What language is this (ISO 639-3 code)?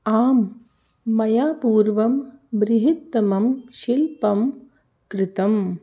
san